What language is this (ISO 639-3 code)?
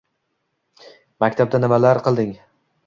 uzb